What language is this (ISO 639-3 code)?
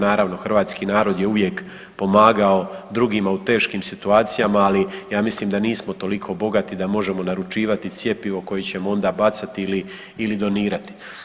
hrv